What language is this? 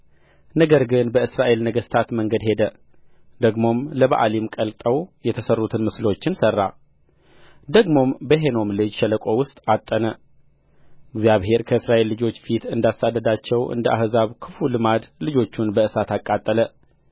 Amharic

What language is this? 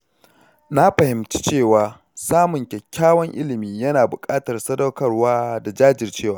Hausa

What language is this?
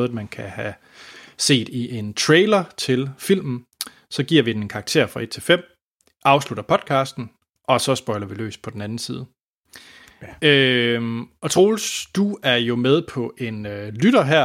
Danish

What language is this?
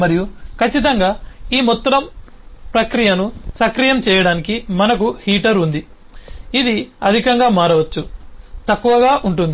Telugu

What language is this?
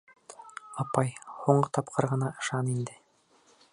Bashkir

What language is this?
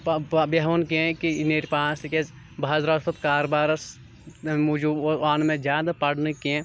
Kashmiri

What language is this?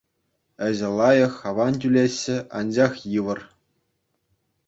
Chuvash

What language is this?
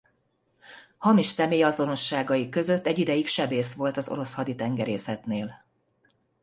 Hungarian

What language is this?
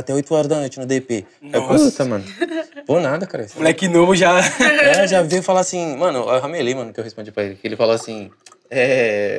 Portuguese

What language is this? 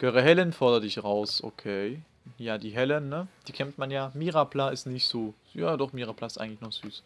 German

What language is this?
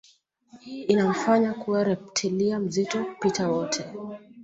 Swahili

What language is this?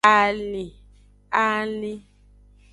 Aja (Benin)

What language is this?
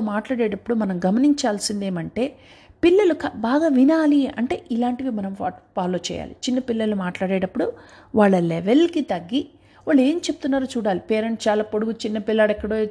Telugu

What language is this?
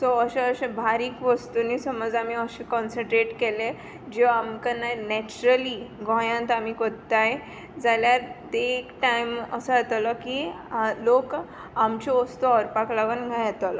Konkani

